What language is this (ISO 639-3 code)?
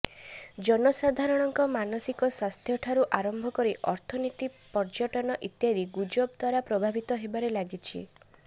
ori